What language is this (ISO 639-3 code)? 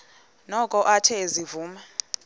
xho